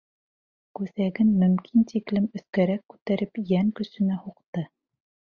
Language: Bashkir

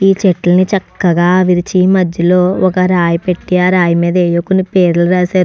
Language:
Telugu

